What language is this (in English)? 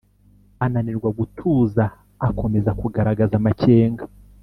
Kinyarwanda